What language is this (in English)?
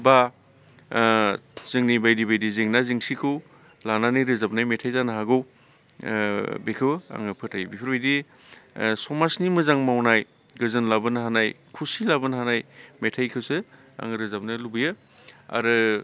Bodo